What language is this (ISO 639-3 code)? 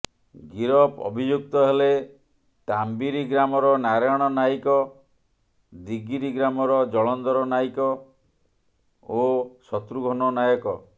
ori